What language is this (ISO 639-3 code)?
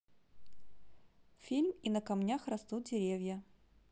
rus